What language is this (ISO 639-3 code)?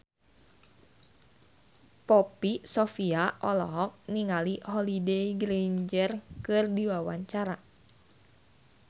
sun